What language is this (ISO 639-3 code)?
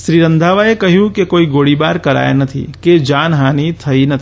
guj